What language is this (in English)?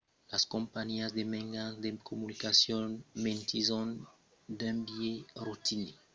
Occitan